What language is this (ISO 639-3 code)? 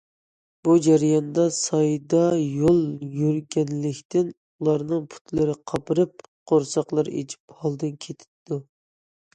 uig